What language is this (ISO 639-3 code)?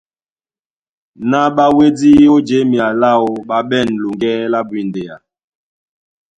dua